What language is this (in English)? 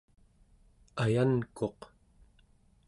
Central Yupik